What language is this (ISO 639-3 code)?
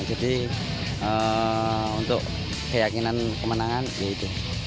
ind